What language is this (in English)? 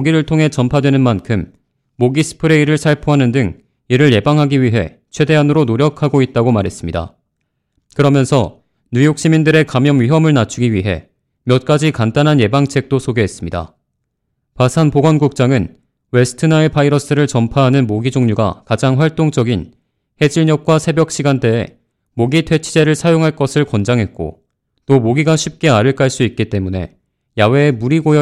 Korean